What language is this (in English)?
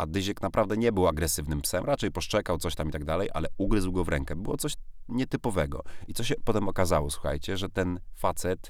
Polish